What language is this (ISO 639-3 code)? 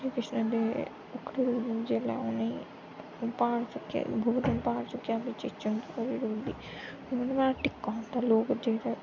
doi